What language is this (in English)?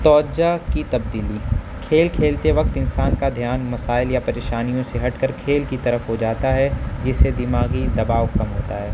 Urdu